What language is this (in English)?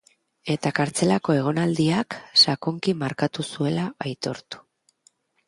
Basque